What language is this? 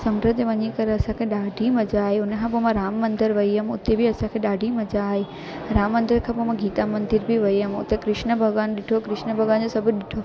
Sindhi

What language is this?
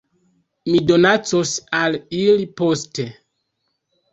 Esperanto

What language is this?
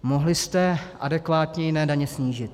Czech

